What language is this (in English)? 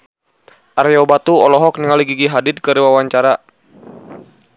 Sundanese